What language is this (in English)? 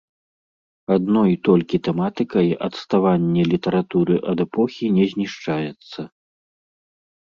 Belarusian